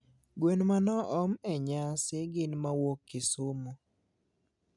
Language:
Luo (Kenya and Tanzania)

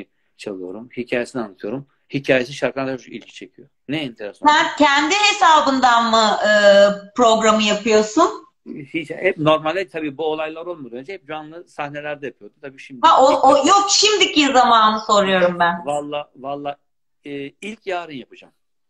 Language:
Turkish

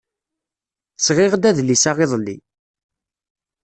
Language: Kabyle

